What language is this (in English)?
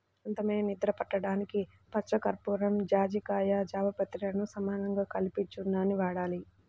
Telugu